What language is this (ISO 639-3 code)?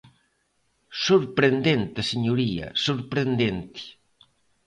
glg